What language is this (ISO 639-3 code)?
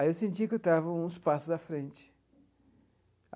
por